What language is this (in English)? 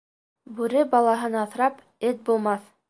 Bashkir